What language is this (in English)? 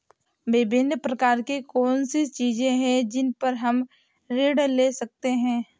Hindi